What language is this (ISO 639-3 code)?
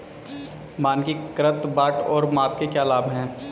hin